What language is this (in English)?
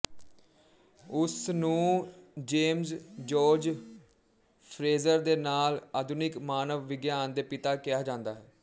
Punjabi